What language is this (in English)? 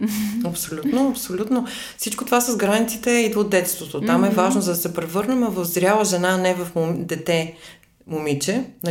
Bulgarian